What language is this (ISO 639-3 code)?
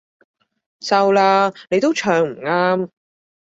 yue